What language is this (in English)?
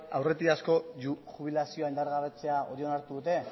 Basque